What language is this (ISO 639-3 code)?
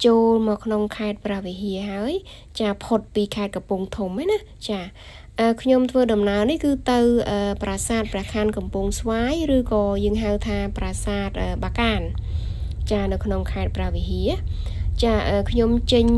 vie